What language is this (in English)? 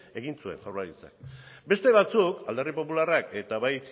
Basque